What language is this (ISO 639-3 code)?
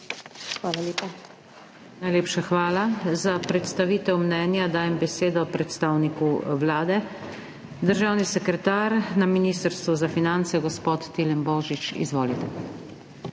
slv